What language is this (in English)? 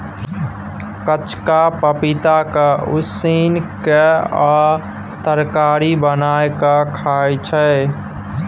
Maithili